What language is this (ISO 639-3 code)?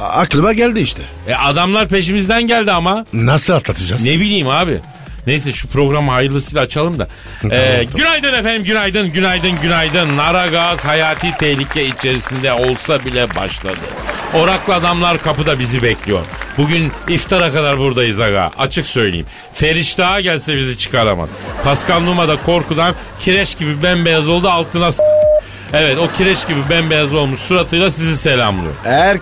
tur